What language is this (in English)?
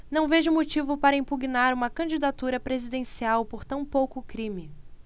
Portuguese